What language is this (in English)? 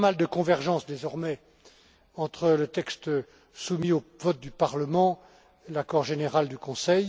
French